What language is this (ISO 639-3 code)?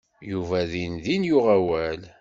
kab